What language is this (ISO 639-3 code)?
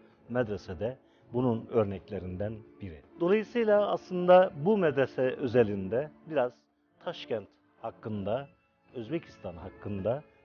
tur